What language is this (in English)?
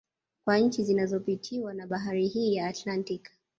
Swahili